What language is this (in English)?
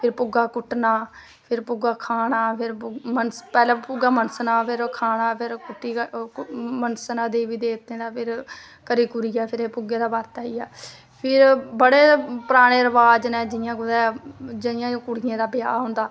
Dogri